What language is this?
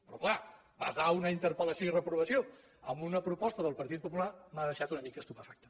Catalan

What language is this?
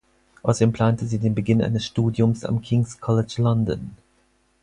German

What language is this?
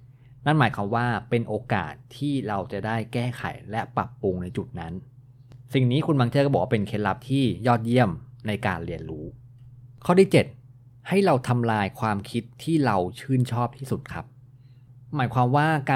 Thai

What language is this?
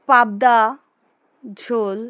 Bangla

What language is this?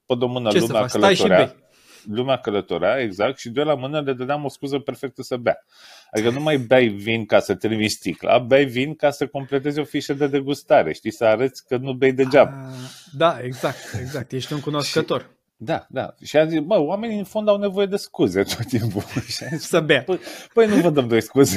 Romanian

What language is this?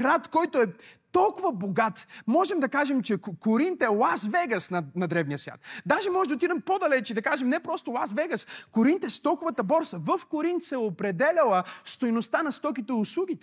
Bulgarian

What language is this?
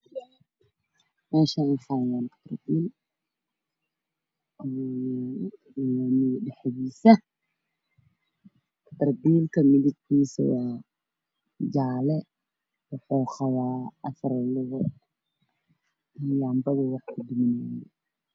Somali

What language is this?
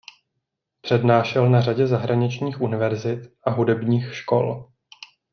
Czech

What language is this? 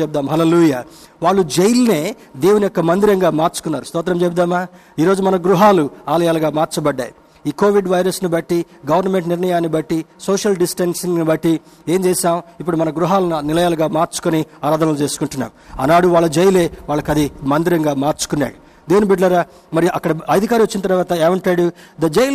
Telugu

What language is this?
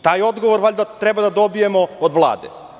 Serbian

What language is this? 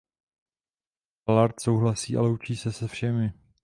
Czech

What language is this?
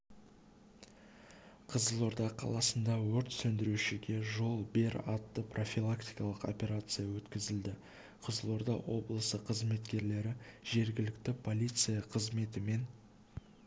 Kazakh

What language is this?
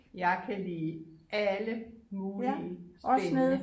Danish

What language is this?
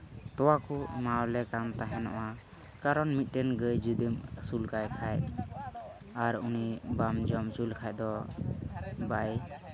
Santali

